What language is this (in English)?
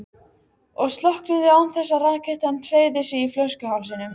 Icelandic